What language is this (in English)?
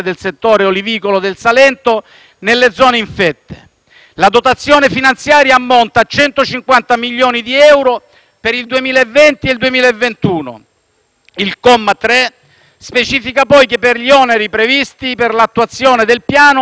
Italian